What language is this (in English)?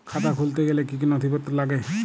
Bangla